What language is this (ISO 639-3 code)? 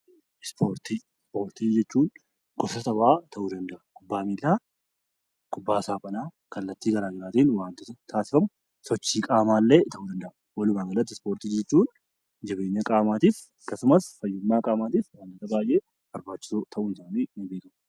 orm